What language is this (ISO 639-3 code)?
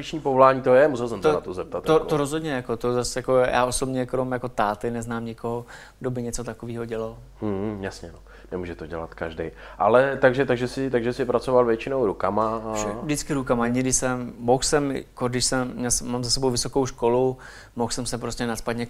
ces